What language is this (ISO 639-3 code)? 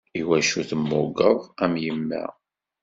kab